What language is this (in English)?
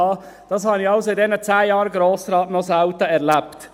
Swiss German